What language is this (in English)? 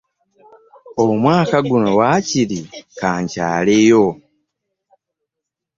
Ganda